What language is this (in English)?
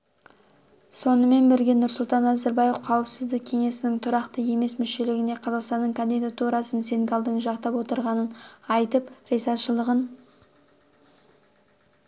Kazakh